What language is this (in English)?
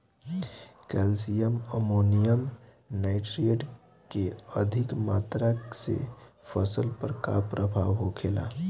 Bhojpuri